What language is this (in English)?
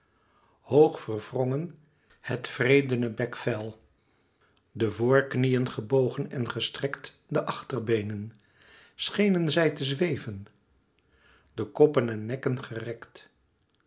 Dutch